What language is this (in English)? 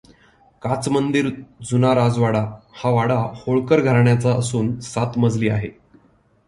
Marathi